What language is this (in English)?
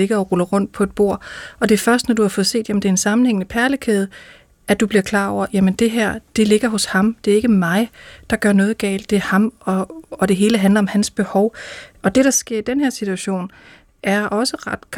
Danish